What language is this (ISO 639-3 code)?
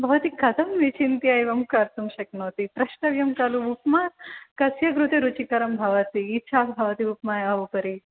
san